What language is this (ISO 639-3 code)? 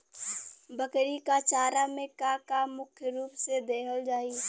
bho